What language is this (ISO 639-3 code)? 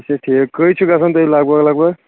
kas